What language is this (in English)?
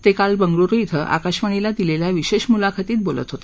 Marathi